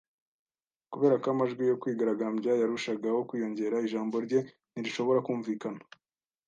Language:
Kinyarwanda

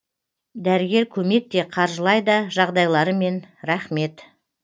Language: Kazakh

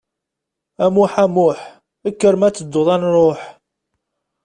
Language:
Kabyle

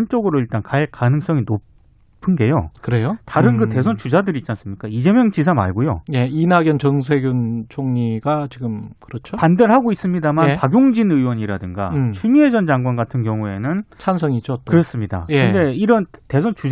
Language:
Korean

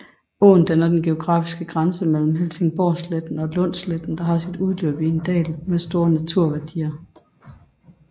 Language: Danish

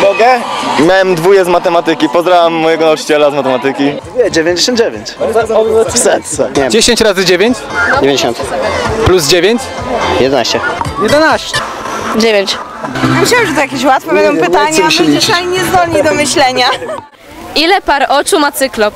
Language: Polish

